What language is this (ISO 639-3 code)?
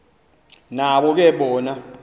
xho